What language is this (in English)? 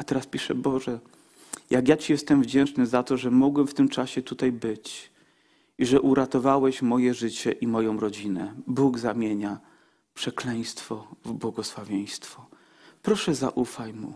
Polish